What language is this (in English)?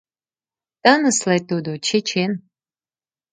Mari